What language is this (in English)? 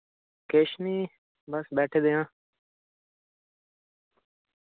Dogri